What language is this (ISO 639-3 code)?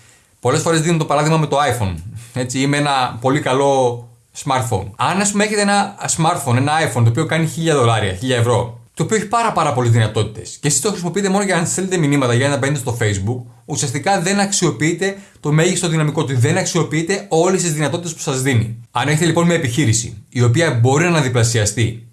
ell